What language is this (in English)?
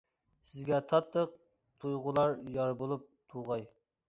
Uyghur